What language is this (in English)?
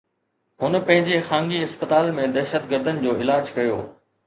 Sindhi